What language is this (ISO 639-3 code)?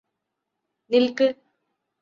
mal